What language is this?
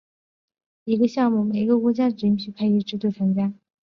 Chinese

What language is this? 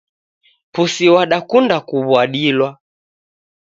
Taita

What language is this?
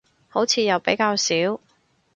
Cantonese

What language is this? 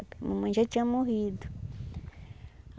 Portuguese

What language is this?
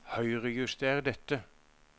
Norwegian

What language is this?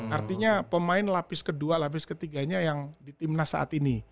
Indonesian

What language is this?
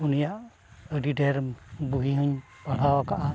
Santali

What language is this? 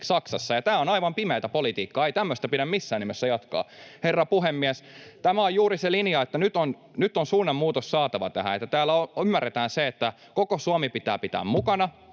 Finnish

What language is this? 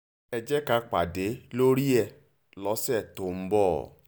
Yoruba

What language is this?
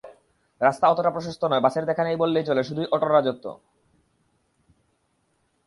Bangla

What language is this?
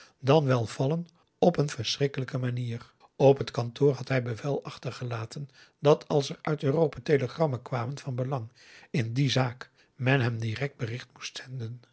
Dutch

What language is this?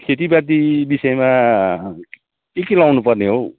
Nepali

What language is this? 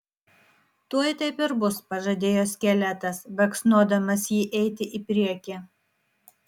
Lithuanian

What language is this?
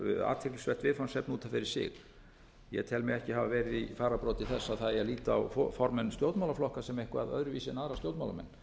Icelandic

